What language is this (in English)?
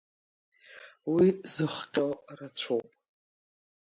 Abkhazian